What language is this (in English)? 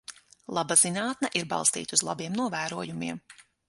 Latvian